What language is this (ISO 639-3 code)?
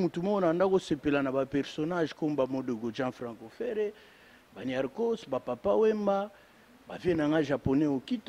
fra